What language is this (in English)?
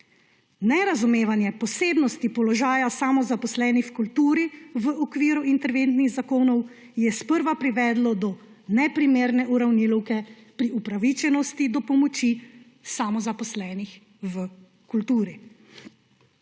Slovenian